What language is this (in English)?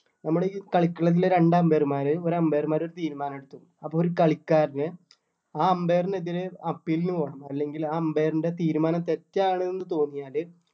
Malayalam